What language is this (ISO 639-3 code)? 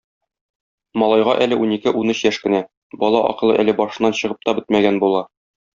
tat